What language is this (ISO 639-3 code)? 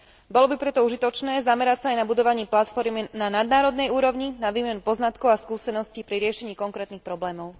slk